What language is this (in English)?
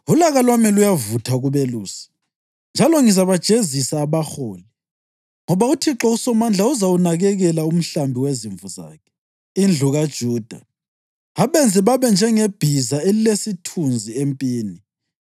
North Ndebele